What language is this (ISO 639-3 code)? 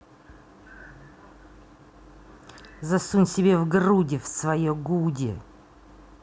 rus